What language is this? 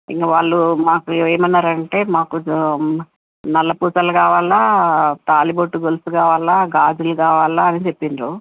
Telugu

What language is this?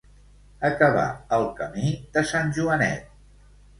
Catalan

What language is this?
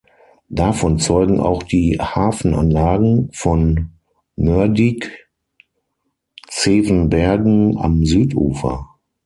German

